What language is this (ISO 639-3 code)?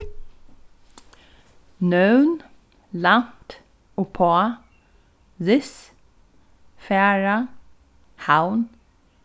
fao